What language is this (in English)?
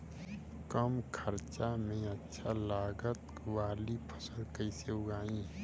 Bhojpuri